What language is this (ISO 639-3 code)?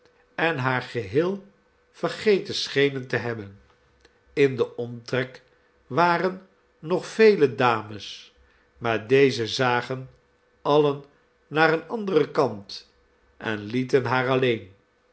nld